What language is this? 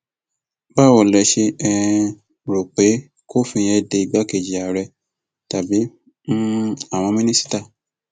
Yoruba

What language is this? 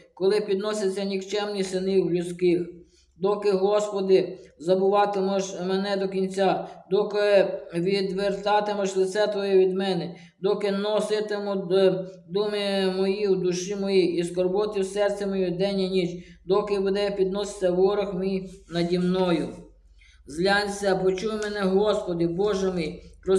Ukrainian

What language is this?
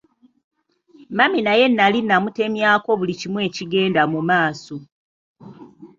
Ganda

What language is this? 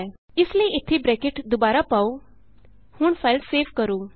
Punjabi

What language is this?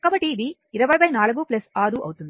Telugu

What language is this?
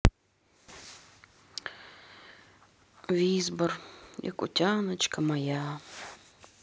Russian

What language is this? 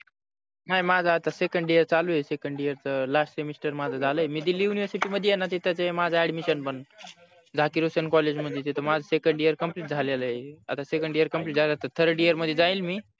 Marathi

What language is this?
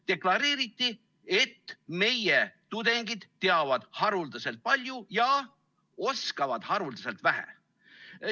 Estonian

